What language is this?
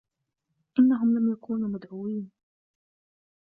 Arabic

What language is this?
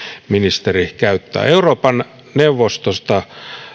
Finnish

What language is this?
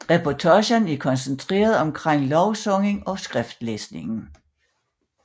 Danish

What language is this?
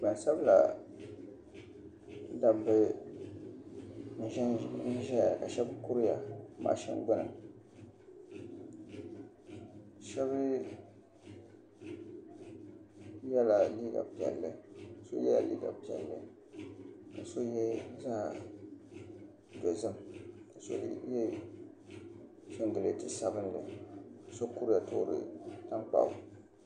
Dagbani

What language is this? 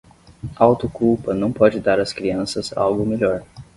Portuguese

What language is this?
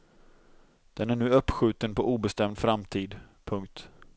Swedish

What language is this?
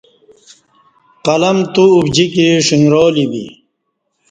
Kati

